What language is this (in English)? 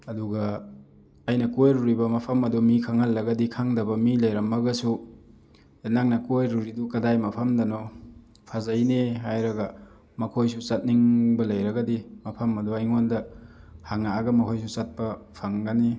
Manipuri